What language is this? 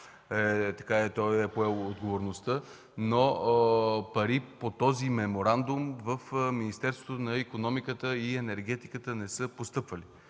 Bulgarian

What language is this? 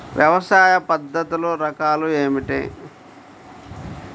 Telugu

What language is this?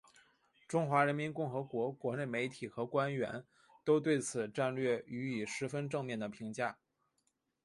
Chinese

